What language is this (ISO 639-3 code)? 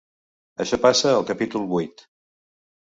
cat